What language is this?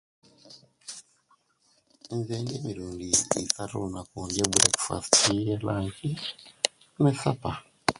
Kenyi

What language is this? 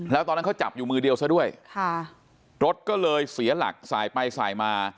Thai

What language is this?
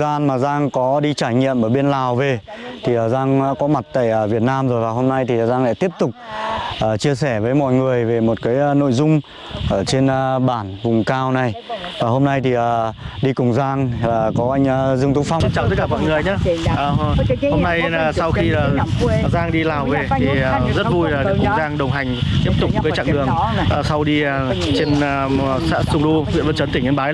Vietnamese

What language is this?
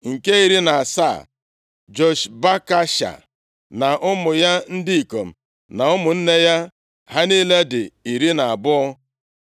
Igbo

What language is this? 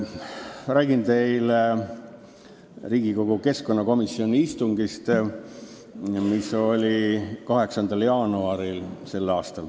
Estonian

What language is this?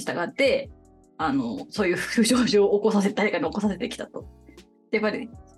Japanese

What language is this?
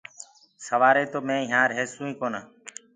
Gurgula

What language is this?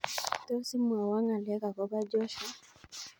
Kalenjin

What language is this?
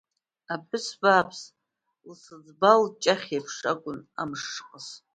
Abkhazian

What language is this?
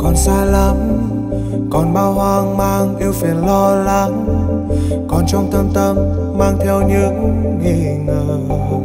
Vietnamese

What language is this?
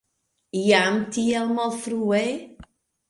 Esperanto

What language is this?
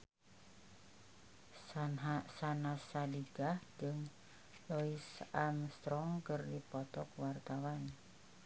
Sundanese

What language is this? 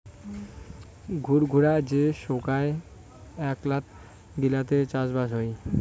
Bangla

